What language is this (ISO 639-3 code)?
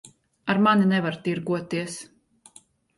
lav